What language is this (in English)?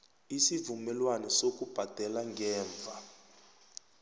South Ndebele